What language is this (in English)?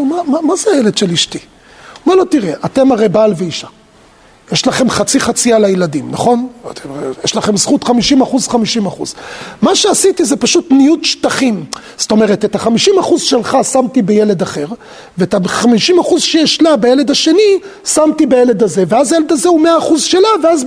Hebrew